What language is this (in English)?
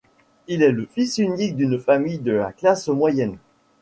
French